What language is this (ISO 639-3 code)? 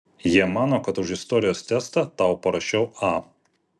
lit